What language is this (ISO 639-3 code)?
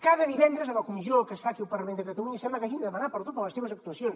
cat